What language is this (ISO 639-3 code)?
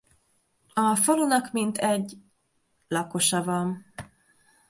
hun